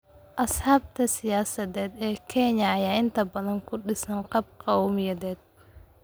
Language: Somali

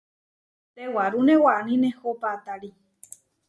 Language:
Huarijio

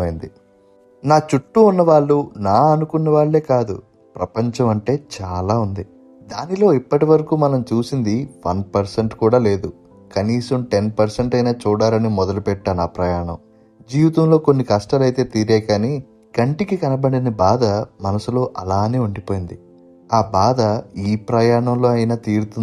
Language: Telugu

